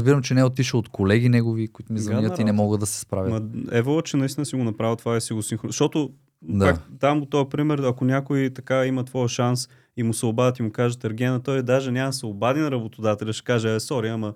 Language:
Bulgarian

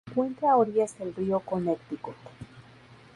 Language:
Spanish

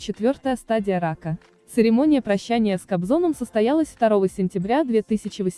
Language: Russian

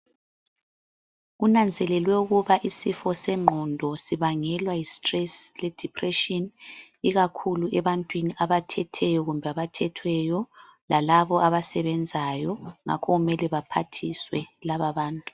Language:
North Ndebele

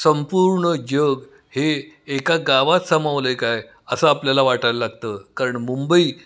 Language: Marathi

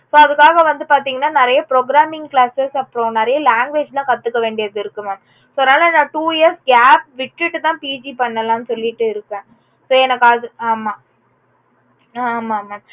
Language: Tamil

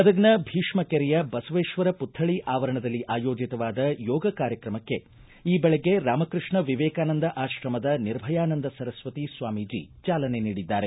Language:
Kannada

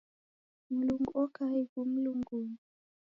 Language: Taita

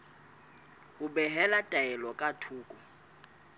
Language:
Southern Sotho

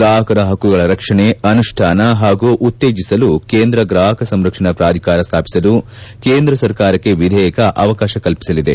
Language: Kannada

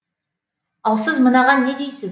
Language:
Kazakh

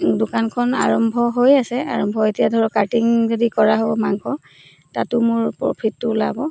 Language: Assamese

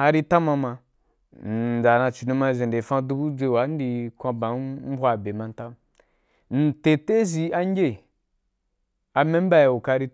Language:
Wapan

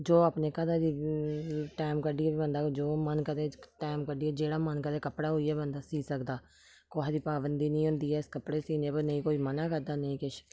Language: Dogri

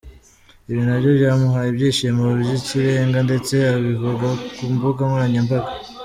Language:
Kinyarwanda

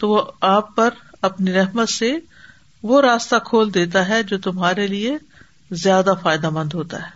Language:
Urdu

